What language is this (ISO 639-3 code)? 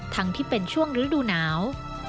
tha